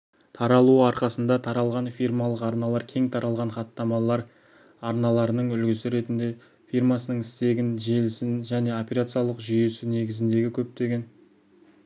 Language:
Kazakh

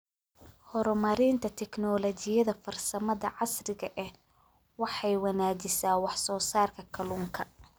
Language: Somali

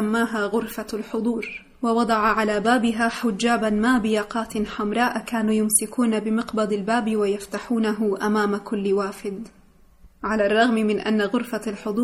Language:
Arabic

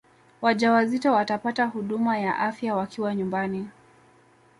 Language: Swahili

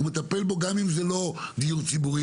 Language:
Hebrew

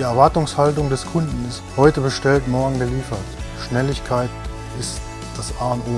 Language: German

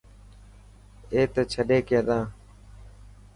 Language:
Dhatki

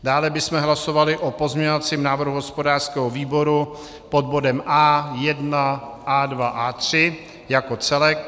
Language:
Czech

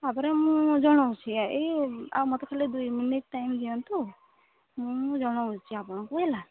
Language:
Odia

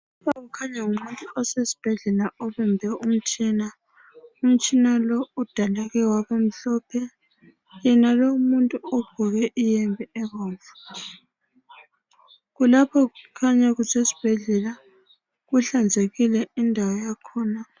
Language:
North Ndebele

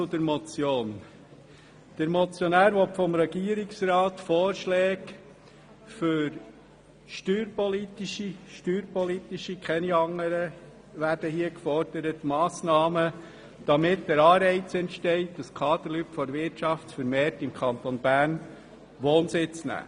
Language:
Swiss German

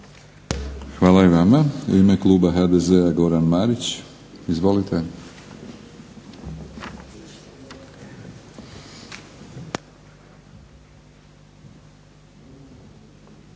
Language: Croatian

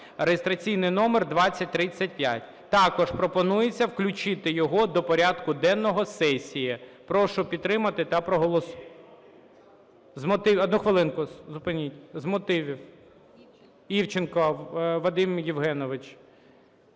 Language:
Ukrainian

